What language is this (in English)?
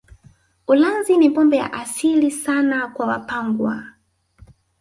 Swahili